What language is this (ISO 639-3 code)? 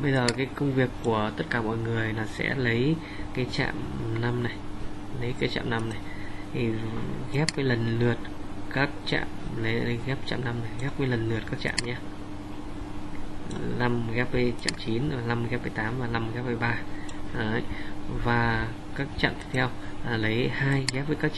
vie